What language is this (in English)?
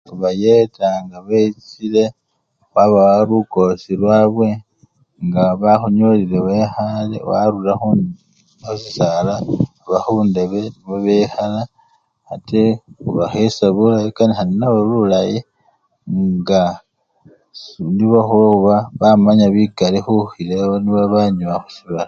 Luyia